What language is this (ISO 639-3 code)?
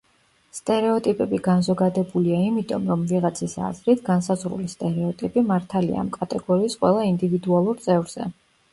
kat